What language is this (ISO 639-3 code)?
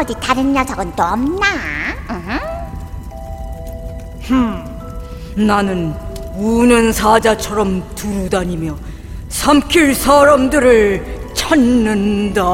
kor